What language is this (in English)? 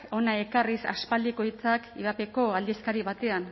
Basque